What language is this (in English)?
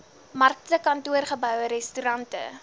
Afrikaans